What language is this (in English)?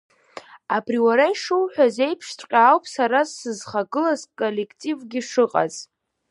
Abkhazian